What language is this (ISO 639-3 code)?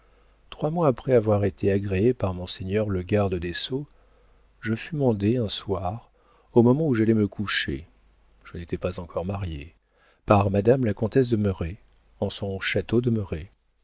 fra